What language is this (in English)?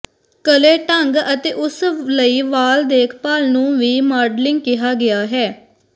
Punjabi